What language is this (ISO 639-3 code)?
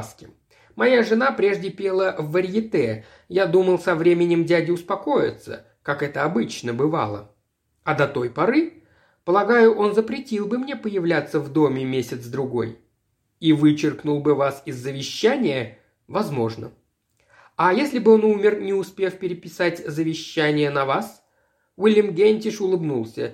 rus